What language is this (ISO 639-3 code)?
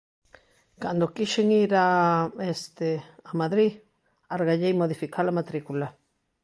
glg